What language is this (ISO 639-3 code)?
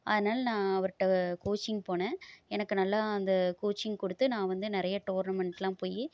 tam